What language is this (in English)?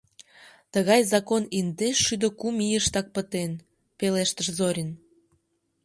Mari